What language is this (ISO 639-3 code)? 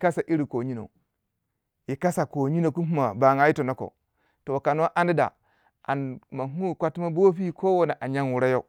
wja